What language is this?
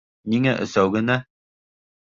Bashkir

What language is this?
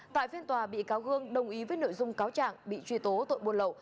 Vietnamese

